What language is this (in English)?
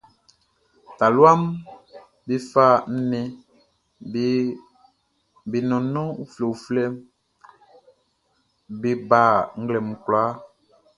Baoulé